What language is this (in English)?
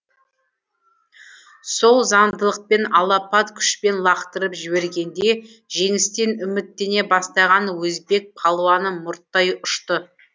Kazakh